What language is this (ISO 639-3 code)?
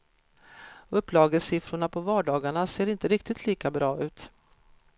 swe